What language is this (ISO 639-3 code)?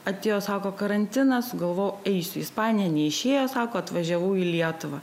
lit